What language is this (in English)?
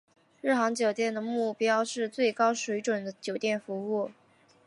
Chinese